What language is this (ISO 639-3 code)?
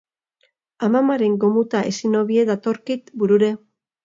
eus